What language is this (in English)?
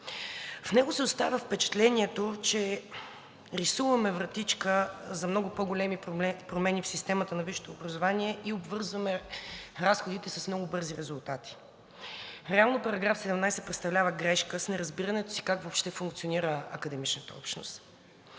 Bulgarian